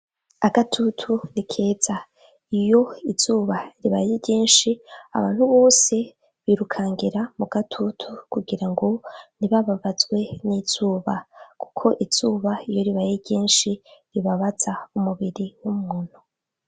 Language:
Rundi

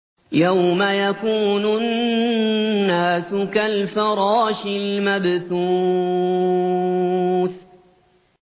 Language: Arabic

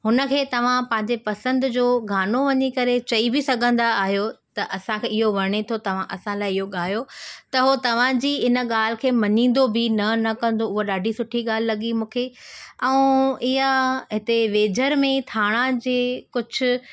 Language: Sindhi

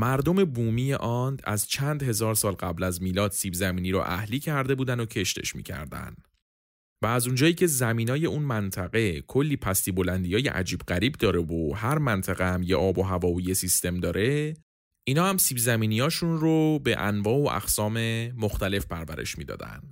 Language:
Persian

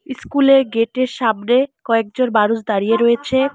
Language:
Bangla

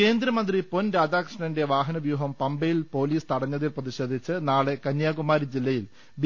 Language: Malayalam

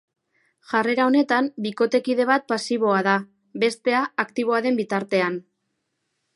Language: Basque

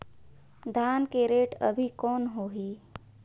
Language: Chhattisgarhi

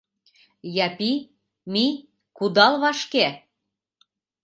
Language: Mari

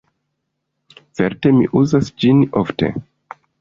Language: Esperanto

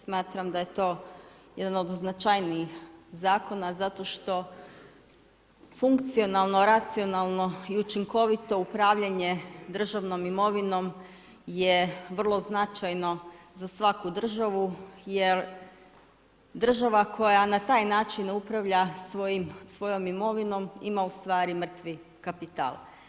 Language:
Croatian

